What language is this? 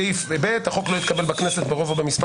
Hebrew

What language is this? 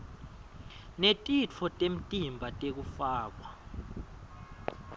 Swati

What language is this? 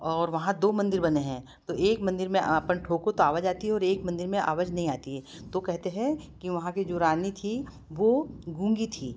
Hindi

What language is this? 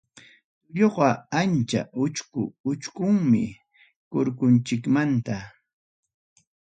Ayacucho Quechua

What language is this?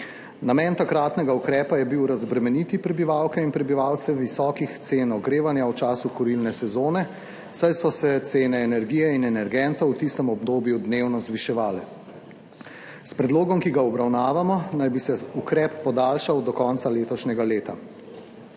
Slovenian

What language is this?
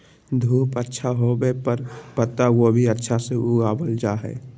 Magahi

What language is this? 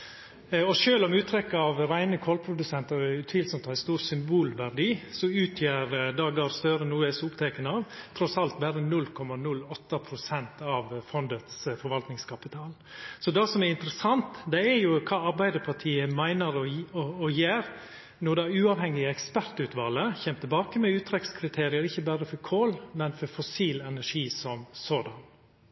Norwegian Nynorsk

